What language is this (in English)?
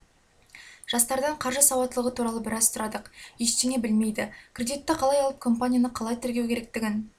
Kazakh